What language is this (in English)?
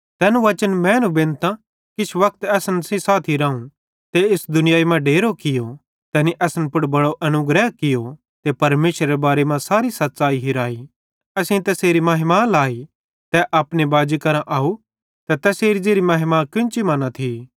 Bhadrawahi